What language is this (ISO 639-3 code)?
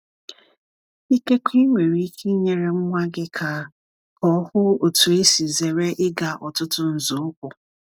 ibo